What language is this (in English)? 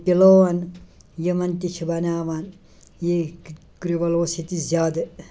Kashmiri